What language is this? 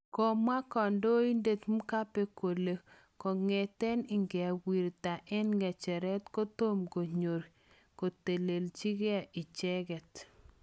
Kalenjin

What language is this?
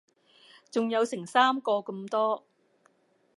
Cantonese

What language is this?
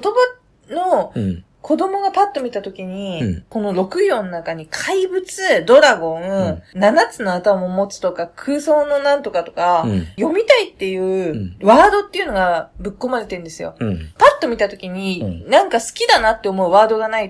Japanese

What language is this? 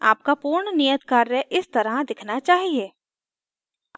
Hindi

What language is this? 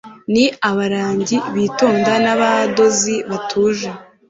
Kinyarwanda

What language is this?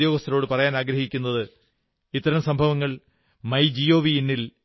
Malayalam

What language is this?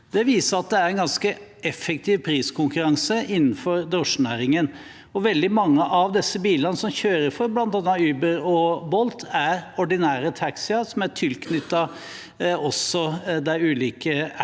Norwegian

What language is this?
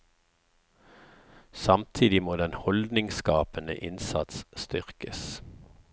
Norwegian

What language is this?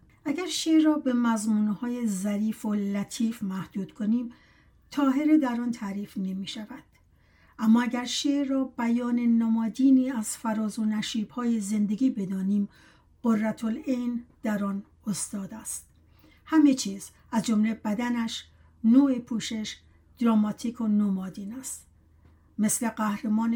Persian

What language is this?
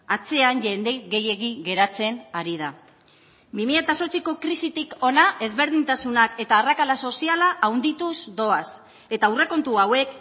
Basque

